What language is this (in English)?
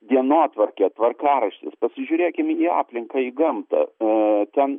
Lithuanian